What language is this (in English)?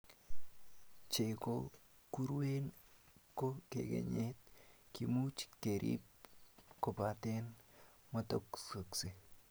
Kalenjin